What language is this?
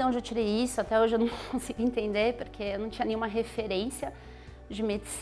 Portuguese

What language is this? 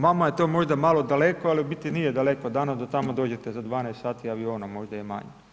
Croatian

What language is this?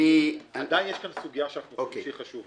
Hebrew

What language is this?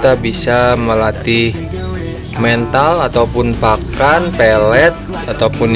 Indonesian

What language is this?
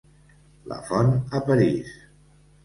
Catalan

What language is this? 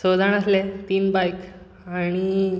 Konkani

